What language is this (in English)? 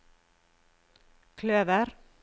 Norwegian